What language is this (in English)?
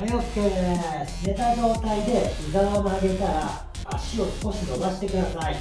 Japanese